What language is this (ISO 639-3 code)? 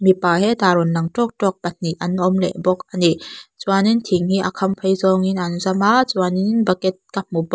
lus